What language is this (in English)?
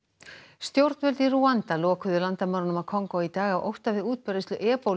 Icelandic